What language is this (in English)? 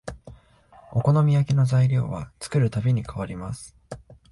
Japanese